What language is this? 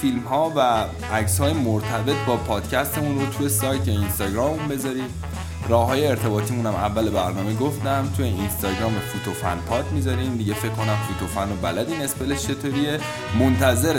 Persian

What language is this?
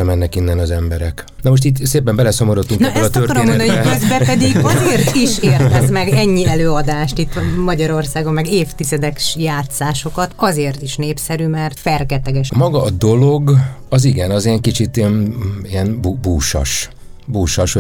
Hungarian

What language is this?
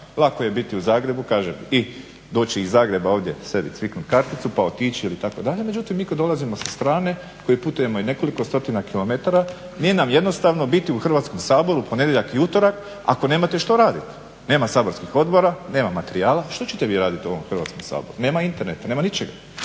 Croatian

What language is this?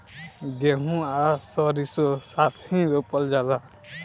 Bhojpuri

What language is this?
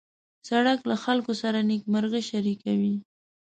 Pashto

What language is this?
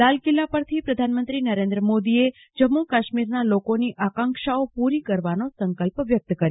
Gujarati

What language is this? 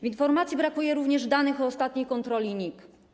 Polish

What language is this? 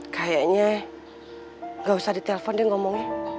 Indonesian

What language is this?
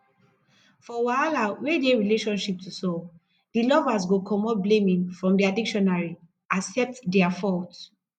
Nigerian Pidgin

